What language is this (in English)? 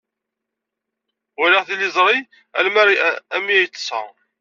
Kabyle